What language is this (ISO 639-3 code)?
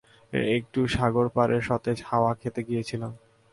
ben